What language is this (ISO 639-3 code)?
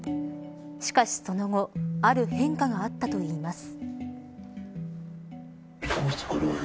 jpn